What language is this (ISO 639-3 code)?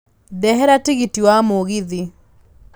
kik